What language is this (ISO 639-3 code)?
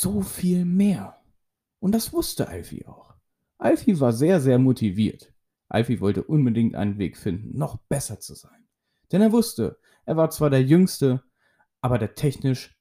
deu